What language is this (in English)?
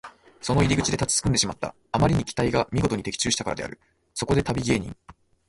Japanese